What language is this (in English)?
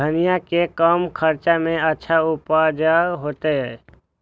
Maithili